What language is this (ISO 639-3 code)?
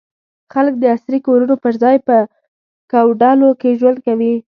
pus